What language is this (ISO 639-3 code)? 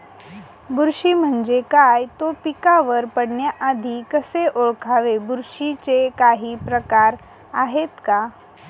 mar